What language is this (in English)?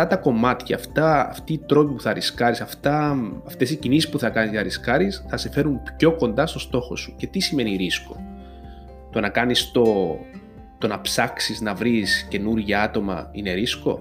Greek